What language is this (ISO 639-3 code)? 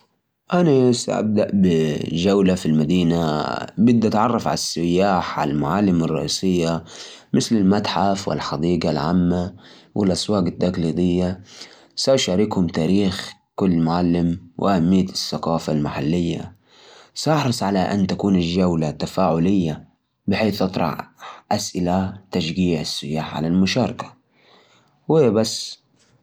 ars